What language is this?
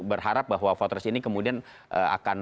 Indonesian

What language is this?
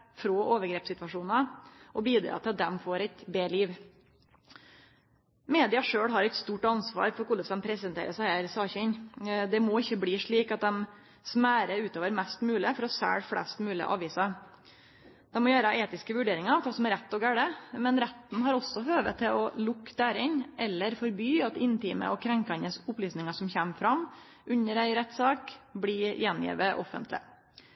Norwegian Nynorsk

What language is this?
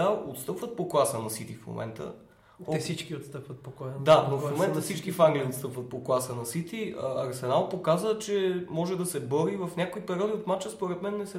Bulgarian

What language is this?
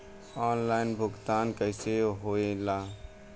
Bhojpuri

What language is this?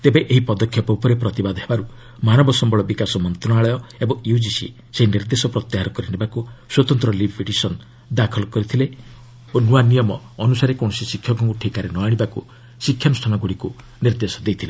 Odia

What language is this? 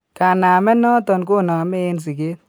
Kalenjin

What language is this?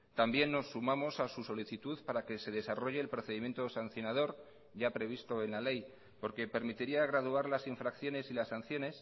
Spanish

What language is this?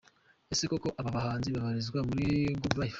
Kinyarwanda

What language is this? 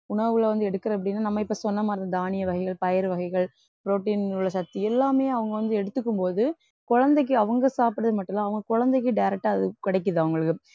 Tamil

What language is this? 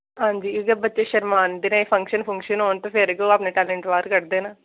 Dogri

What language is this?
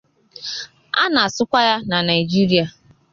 Igbo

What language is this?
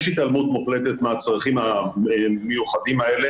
Hebrew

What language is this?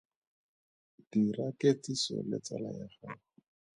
Tswana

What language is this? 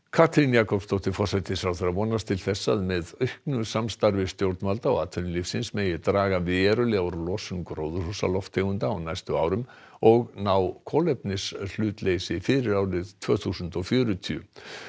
Icelandic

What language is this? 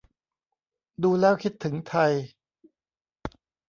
Thai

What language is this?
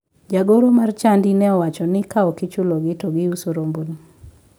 Luo (Kenya and Tanzania)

